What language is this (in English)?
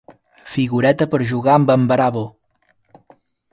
Catalan